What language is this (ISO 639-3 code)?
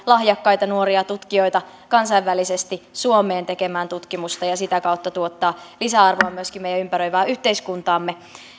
fin